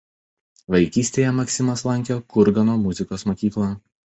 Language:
Lithuanian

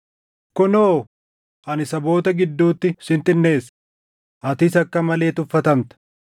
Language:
Oromo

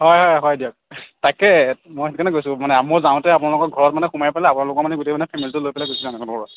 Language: Assamese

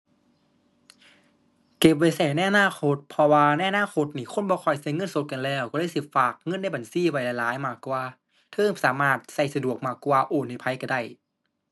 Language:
Thai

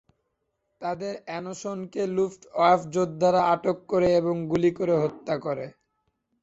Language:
Bangla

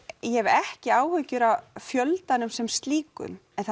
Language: Icelandic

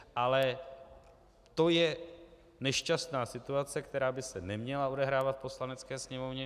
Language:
Czech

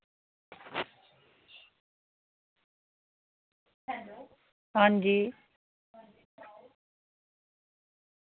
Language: Dogri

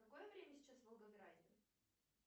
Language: Russian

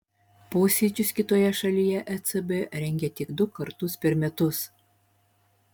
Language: Lithuanian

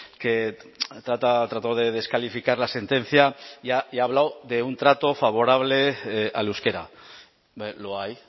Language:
Spanish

